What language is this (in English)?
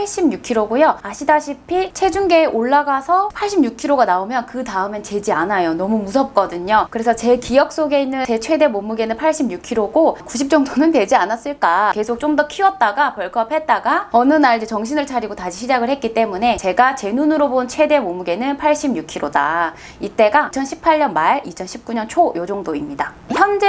Korean